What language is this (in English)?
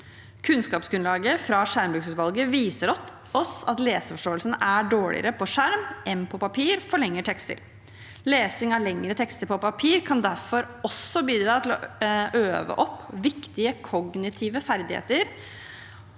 Norwegian